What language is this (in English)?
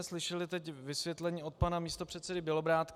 Czech